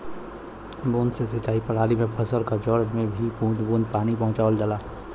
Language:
Bhojpuri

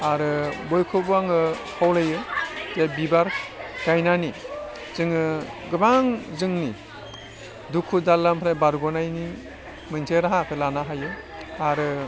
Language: Bodo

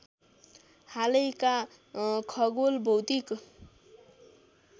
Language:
Nepali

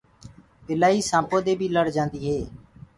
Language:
Gurgula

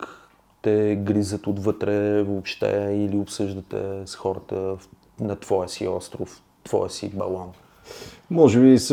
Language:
Bulgarian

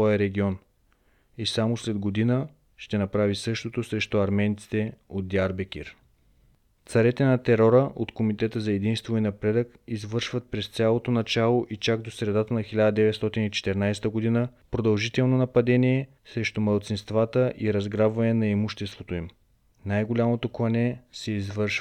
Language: Bulgarian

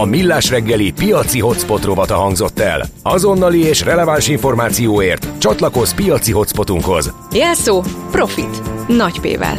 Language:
Hungarian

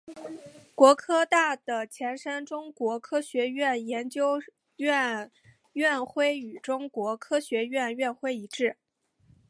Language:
Chinese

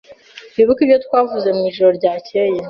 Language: Kinyarwanda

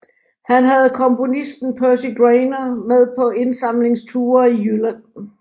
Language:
Danish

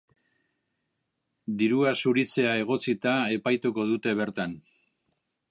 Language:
Basque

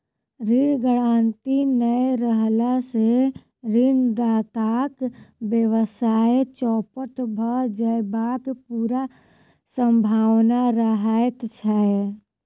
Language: Maithili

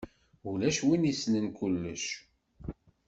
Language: Kabyle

